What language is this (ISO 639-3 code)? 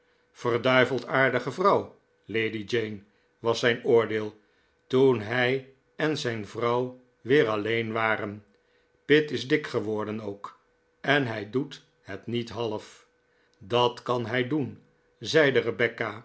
nld